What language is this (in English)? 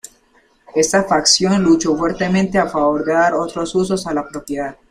Spanish